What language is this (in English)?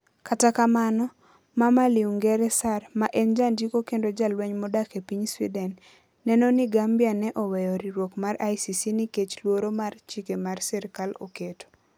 Luo (Kenya and Tanzania)